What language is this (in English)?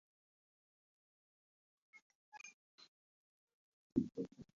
Basque